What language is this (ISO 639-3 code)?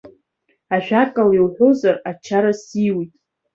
abk